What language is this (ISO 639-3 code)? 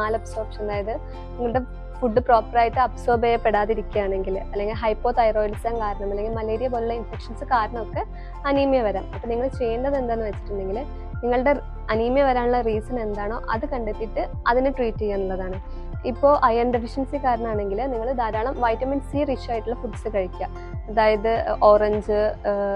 mal